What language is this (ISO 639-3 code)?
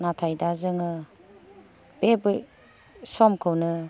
brx